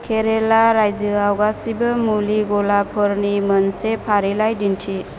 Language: Bodo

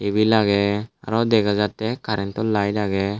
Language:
Chakma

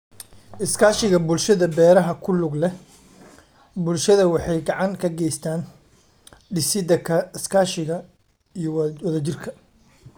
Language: Somali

